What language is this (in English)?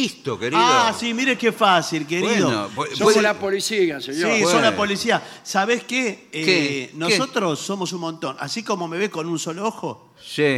Spanish